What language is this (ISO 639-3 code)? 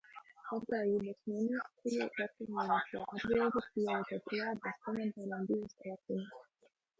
lav